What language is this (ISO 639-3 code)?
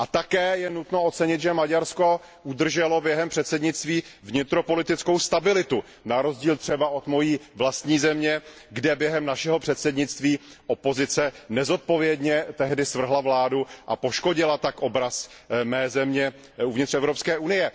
ces